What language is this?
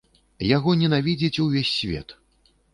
Belarusian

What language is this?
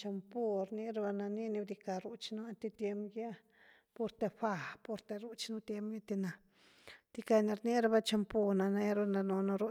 Güilá Zapotec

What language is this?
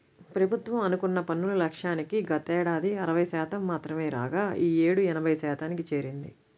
Telugu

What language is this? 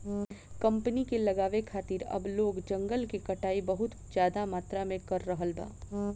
Bhojpuri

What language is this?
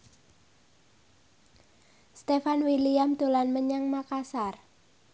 Javanese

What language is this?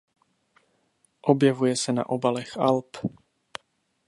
Czech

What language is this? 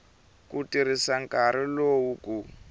Tsonga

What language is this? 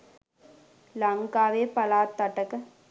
Sinhala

